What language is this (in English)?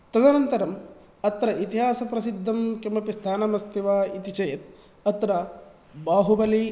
Sanskrit